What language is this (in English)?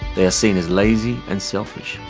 English